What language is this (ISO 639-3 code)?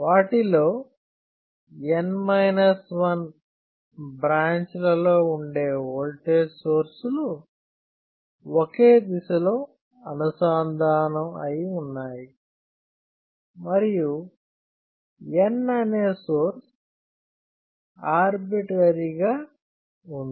tel